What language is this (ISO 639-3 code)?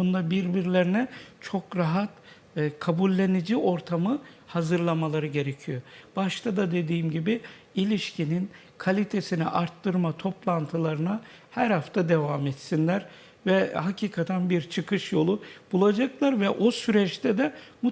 tur